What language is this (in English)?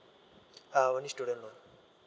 English